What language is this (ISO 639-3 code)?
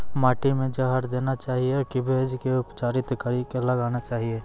mai